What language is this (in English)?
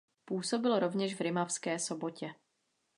Czech